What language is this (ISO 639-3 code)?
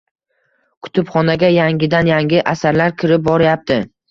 uzb